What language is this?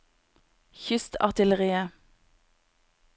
Norwegian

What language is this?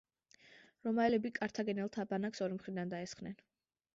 Georgian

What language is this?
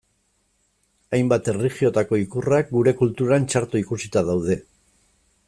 Basque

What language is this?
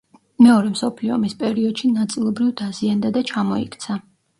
Georgian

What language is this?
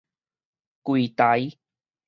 Min Nan Chinese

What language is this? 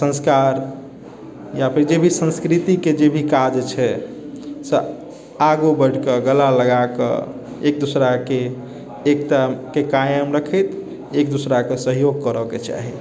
Maithili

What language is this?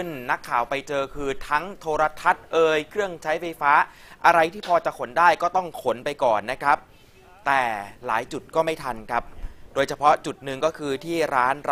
Thai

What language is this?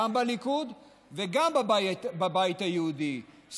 Hebrew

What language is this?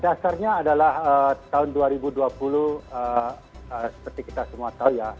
Indonesian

